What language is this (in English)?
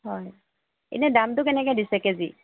Assamese